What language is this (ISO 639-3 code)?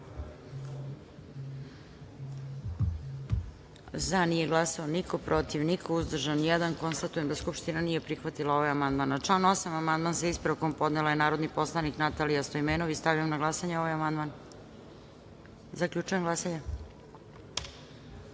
srp